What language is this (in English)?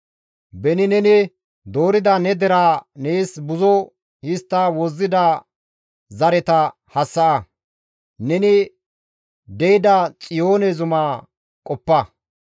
Gamo